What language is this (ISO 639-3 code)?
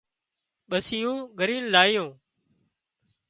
kxp